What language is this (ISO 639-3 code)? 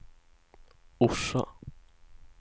swe